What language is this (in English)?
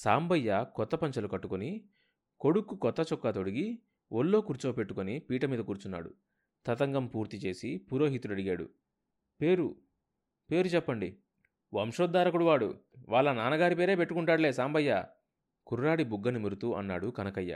Telugu